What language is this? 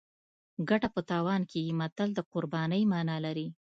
Pashto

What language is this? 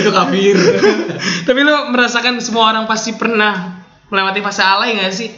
Indonesian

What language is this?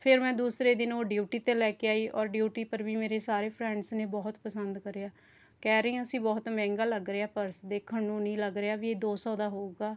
Punjabi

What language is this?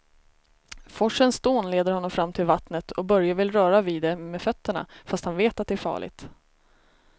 Swedish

